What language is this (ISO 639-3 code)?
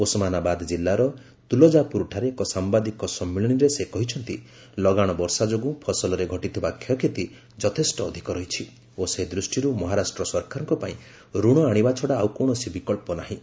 ori